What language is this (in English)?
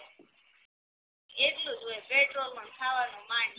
Gujarati